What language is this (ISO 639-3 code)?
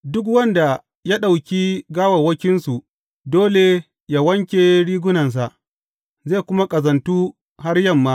hau